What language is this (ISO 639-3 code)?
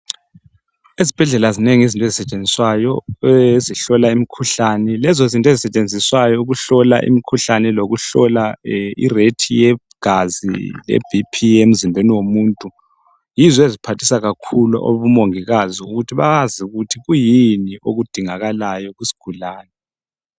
nde